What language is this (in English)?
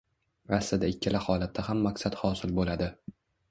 Uzbek